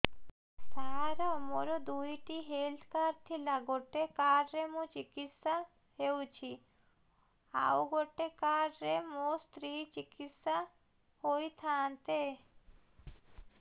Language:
Odia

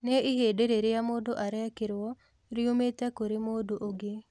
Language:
Kikuyu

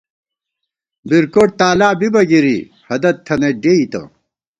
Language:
Gawar-Bati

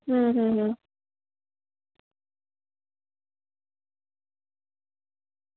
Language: Gujarati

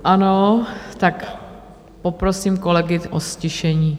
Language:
Czech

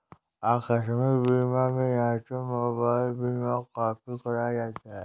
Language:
Hindi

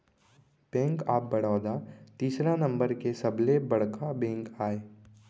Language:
Chhattisgarhi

